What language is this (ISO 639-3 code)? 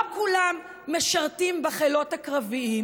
heb